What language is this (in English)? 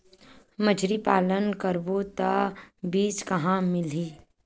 Chhattisgarhi